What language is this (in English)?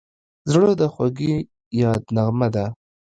Pashto